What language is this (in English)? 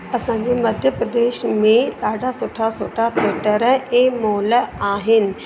Sindhi